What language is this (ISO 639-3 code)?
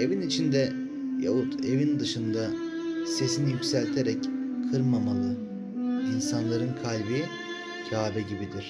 tur